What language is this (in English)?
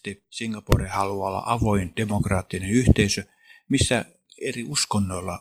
Finnish